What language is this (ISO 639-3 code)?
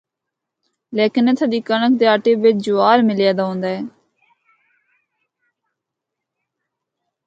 hno